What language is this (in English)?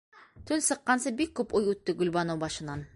Bashkir